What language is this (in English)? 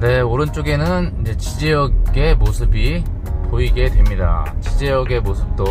Korean